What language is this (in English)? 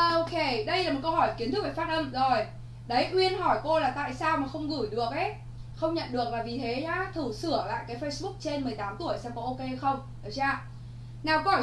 Vietnamese